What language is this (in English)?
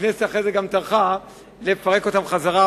Hebrew